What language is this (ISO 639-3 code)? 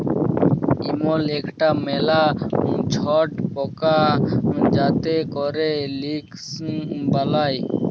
ben